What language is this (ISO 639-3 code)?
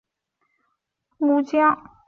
zho